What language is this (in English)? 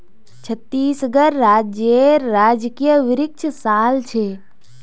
Magahi